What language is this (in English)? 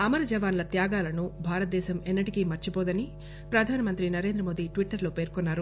Telugu